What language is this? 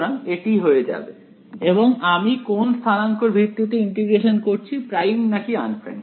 Bangla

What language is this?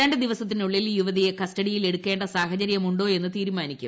Malayalam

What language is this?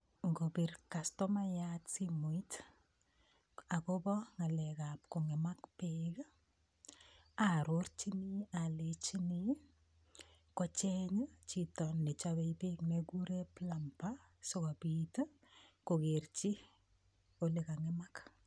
Kalenjin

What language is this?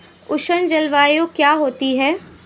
Hindi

